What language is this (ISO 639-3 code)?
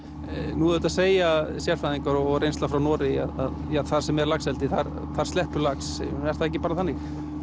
isl